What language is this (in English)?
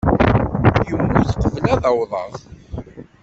Kabyle